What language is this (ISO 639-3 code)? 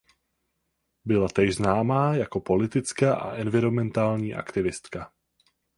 ces